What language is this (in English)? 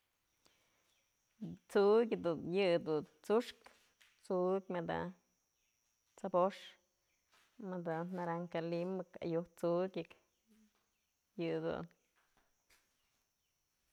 Mazatlán Mixe